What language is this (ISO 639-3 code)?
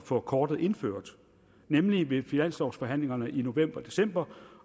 dan